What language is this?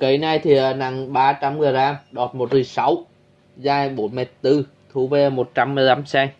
Vietnamese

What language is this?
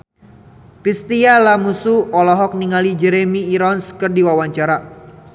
Sundanese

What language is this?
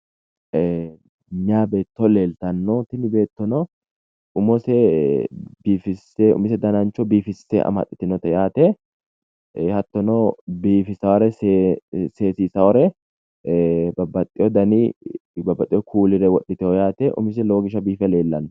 Sidamo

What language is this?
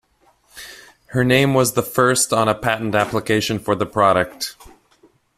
English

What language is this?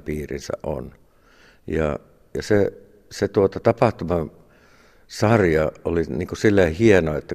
Finnish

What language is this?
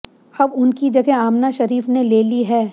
Hindi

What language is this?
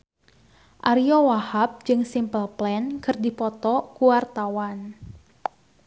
Sundanese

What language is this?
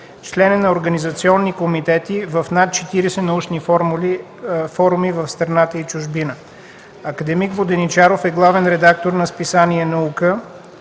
Bulgarian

